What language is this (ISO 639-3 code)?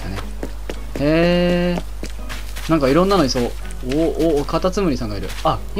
jpn